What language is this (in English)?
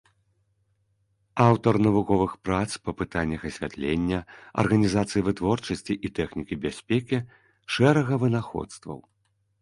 Belarusian